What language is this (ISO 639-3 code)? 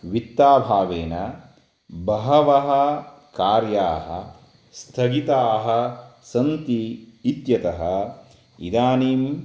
san